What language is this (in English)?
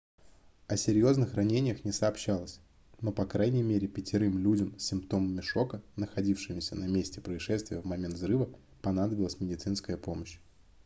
Russian